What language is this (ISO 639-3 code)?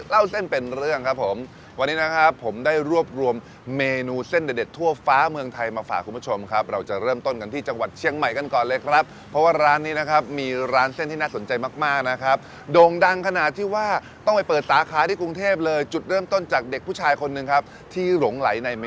tha